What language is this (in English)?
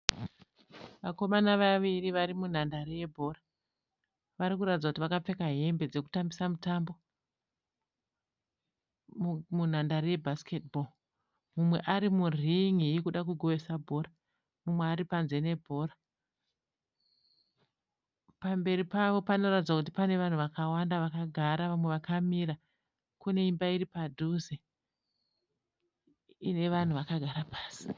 Shona